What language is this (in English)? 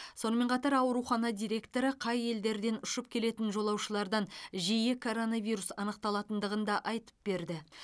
Kazakh